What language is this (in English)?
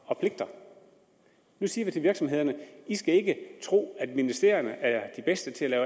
Danish